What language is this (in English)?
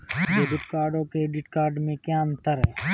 Hindi